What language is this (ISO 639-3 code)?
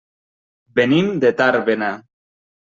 cat